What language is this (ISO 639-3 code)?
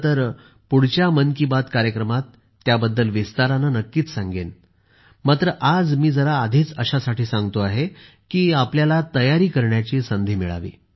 mar